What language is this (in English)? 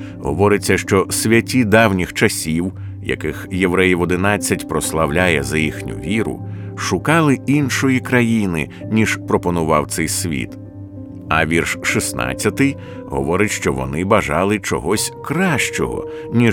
Ukrainian